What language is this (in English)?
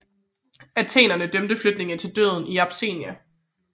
Danish